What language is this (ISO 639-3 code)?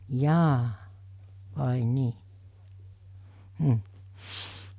fin